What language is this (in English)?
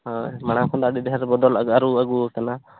Santali